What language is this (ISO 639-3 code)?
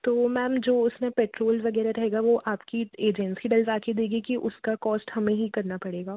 hin